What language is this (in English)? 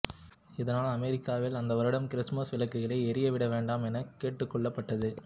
Tamil